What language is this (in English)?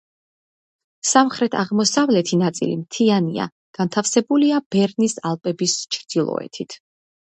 Georgian